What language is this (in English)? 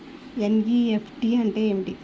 Telugu